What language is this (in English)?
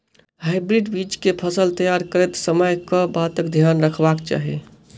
Maithili